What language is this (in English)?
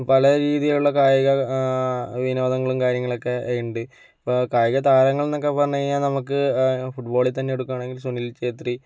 Malayalam